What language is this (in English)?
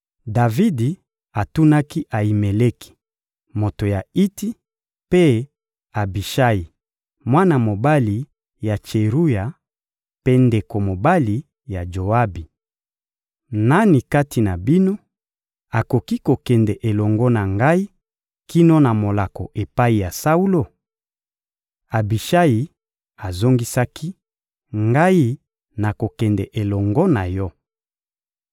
Lingala